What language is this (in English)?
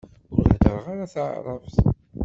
Kabyle